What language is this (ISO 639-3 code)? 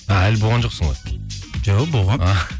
kaz